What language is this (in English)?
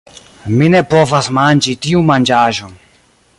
Esperanto